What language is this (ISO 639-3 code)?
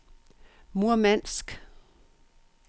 dan